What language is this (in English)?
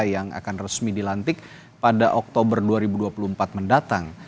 Indonesian